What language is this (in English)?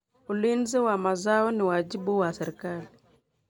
Kalenjin